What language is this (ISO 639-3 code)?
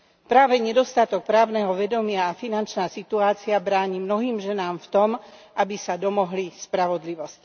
slk